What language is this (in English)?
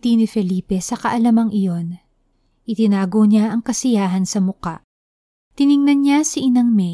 Filipino